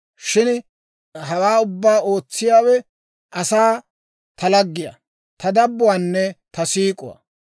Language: Dawro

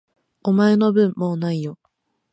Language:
Japanese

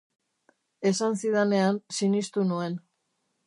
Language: Basque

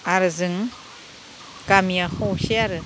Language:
Bodo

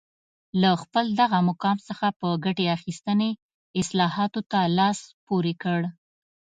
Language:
Pashto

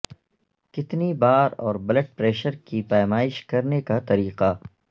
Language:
Urdu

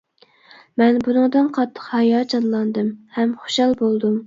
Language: Uyghur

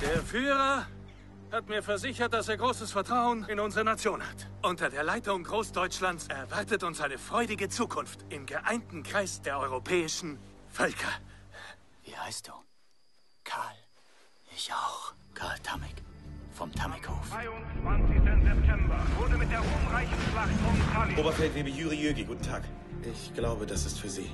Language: German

